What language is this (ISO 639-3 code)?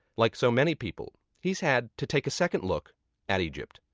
eng